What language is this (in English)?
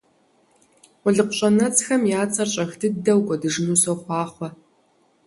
Kabardian